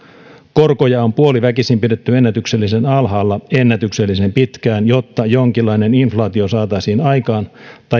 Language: Finnish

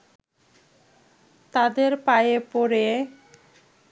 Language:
Bangla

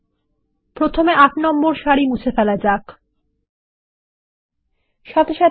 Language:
Bangla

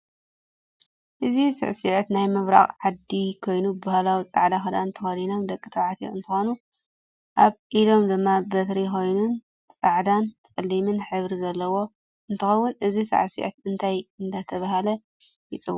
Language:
Tigrinya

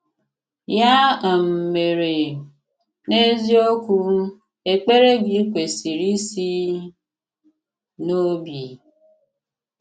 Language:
Igbo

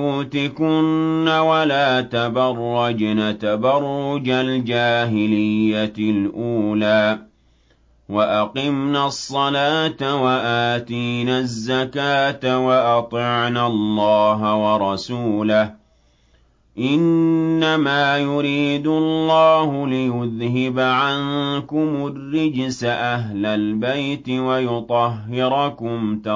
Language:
Arabic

